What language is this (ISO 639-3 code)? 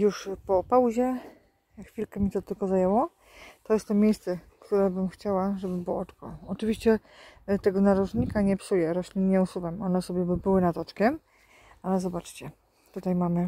pol